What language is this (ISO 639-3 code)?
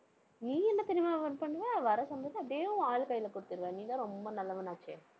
tam